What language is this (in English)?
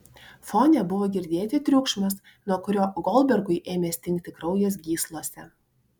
Lithuanian